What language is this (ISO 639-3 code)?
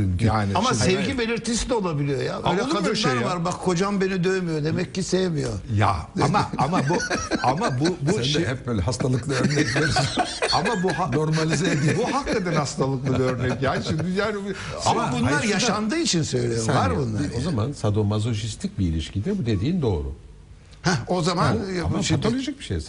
tur